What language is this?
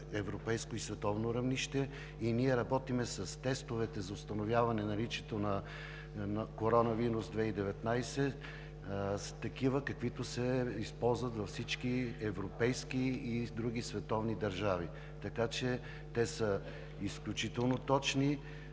Bulgarian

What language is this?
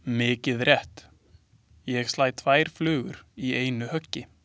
Icelandic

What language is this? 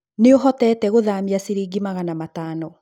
Kikuyu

